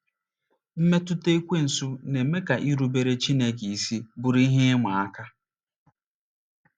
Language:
Igbo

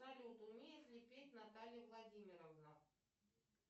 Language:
Russian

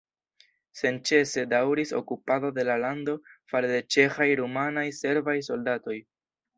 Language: Esperanto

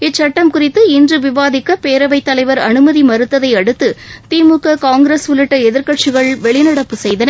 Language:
Tamil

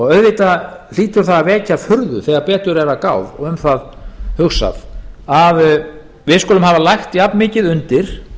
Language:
Icelandic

